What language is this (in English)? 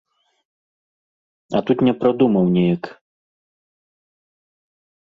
Belarusian